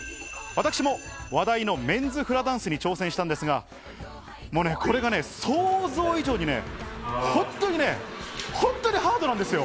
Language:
Japanese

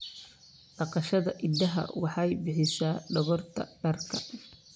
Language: Somali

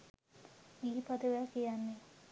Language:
Sinhala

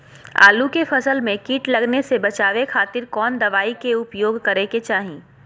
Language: Magahi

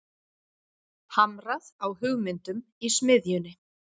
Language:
Icelandic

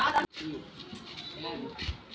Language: Kannada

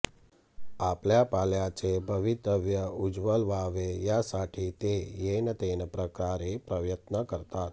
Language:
Marathi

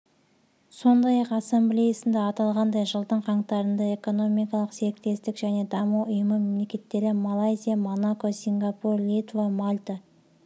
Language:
Kazakh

